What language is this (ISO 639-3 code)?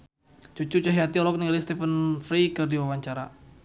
sun